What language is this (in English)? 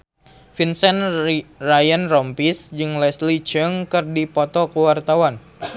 Sundanese